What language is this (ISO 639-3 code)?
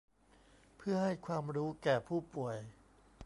tha